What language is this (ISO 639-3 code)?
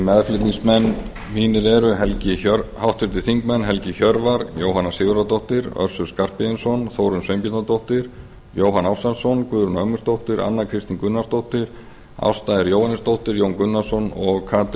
isl